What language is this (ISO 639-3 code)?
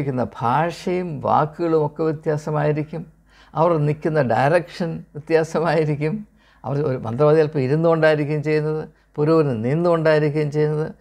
mal